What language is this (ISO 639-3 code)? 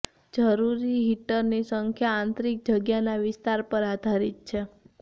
guj